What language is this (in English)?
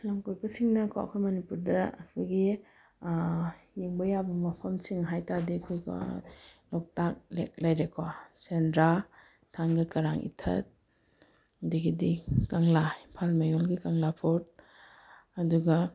Manipuri